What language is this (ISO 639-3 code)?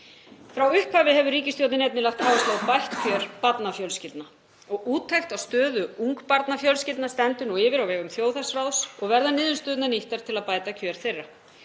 isl